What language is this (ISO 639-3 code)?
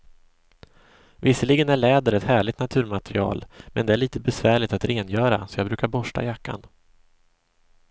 swe